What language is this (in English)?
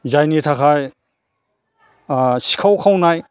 Bodo